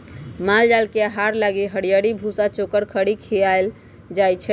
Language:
Magahi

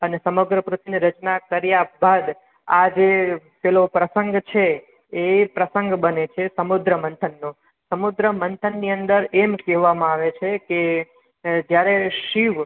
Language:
Gujarati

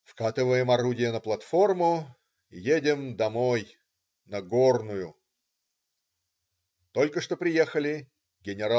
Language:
Russian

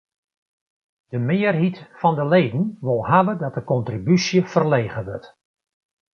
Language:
Western Frisian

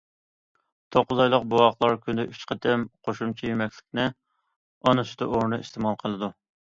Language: Uyghur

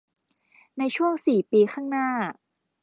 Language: Thai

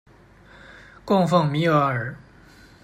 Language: Chinese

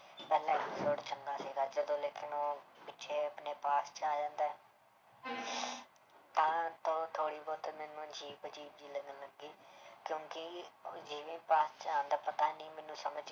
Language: Punjabi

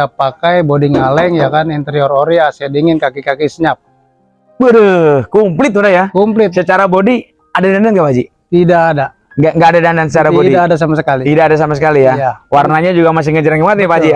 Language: Indonesian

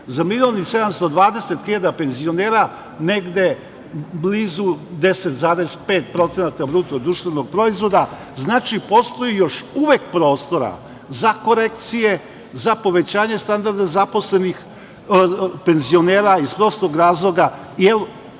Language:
Serbian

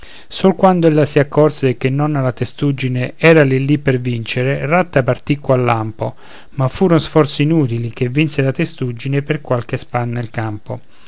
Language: Italian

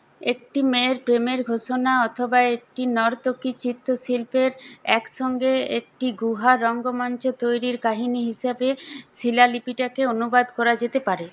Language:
Bangla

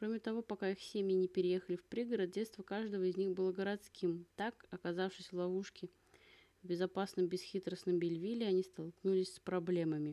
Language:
Russian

